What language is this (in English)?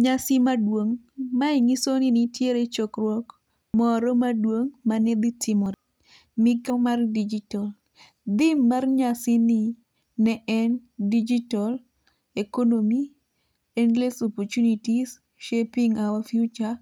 Luo (Kenya and Tanzania)